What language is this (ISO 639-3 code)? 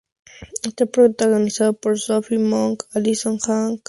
spa